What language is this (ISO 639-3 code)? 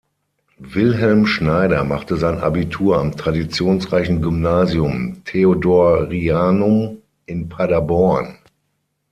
deu